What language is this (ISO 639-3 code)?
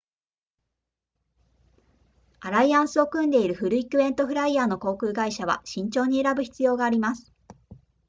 jpn